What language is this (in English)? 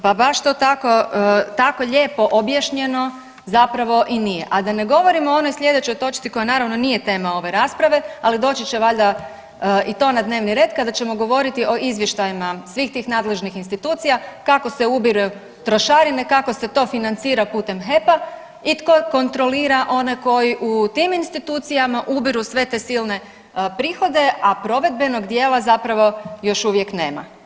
Croatian